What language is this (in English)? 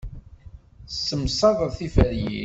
Kabyle